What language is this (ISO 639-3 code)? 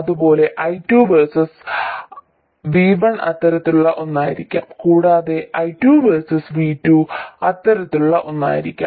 mal